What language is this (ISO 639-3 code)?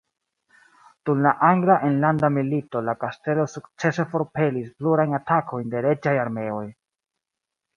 epo